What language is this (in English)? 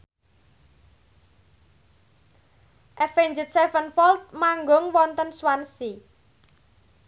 Javanese